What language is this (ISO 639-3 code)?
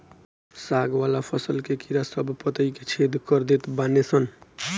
bho